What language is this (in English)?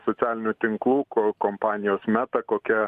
Lithuanian